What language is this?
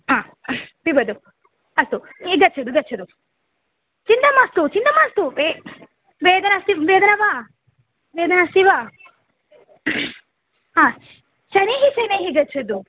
Sanskrit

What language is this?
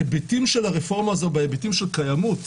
Hebrew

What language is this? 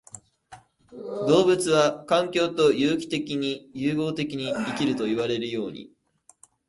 Japanese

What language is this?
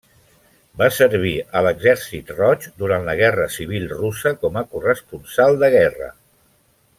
Catalan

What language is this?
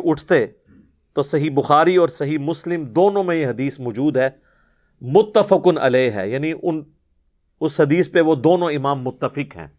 Urdu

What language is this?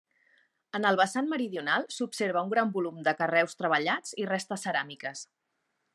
Catalan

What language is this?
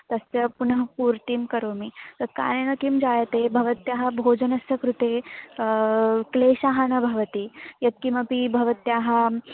Sanskrit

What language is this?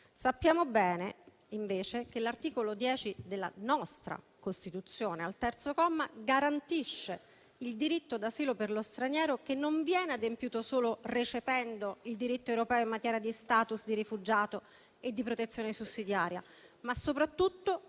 Italian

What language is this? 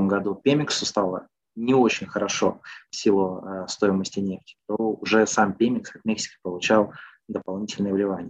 Russian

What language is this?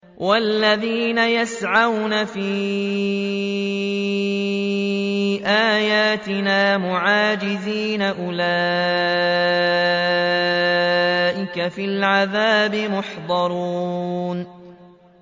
Arabic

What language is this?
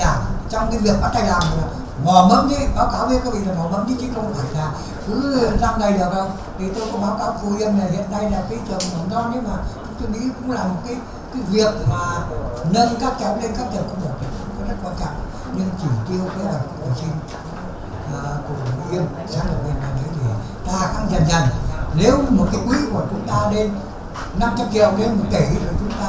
Vietnamese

